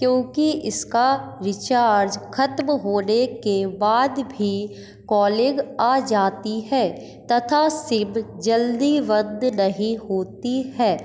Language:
Hindi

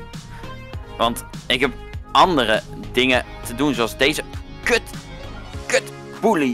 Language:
Dutch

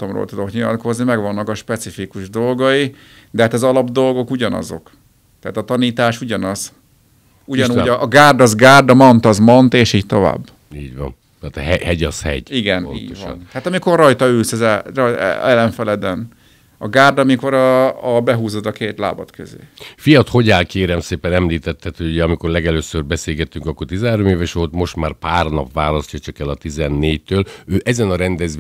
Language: Hungarian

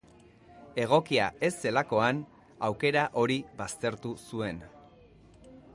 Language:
Basque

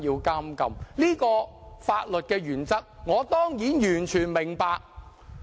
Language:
Cantonese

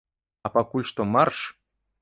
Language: Belarusian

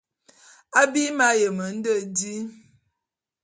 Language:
Bulu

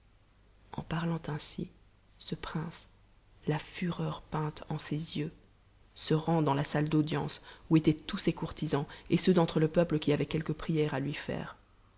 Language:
French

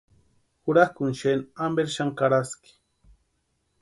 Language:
Western Highland Purepecha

